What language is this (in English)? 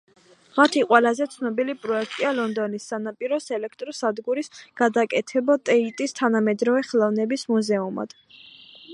Georgian